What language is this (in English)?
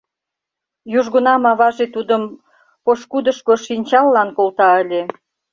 Mari